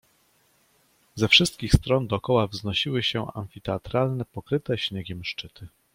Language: Polish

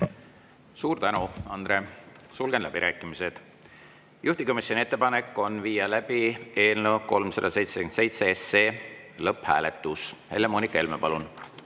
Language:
Estonian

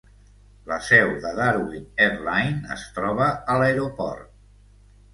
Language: Catalan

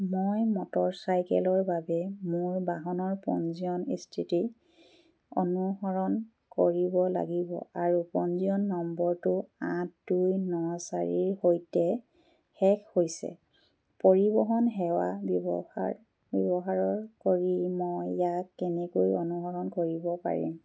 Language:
Assamese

